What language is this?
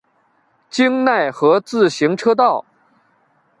Chinese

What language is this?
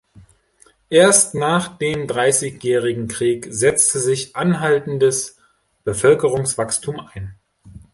German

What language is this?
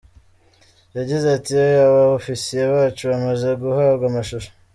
Kinyarwanda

